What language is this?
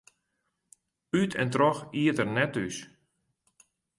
Western Frisian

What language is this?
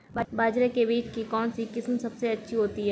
Hindi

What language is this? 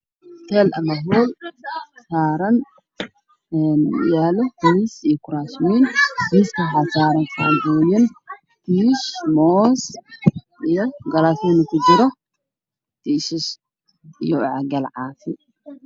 Somali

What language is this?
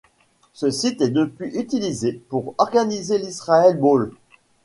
French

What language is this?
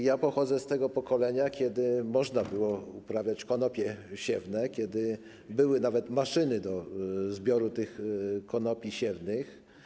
Polish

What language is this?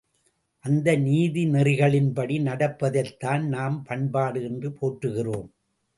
Tamil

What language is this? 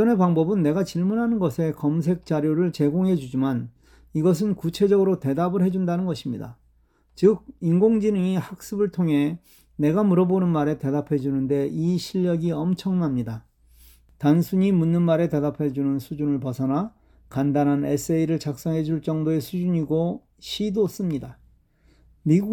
Korean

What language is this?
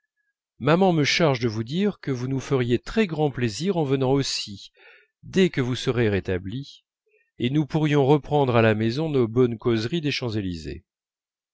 French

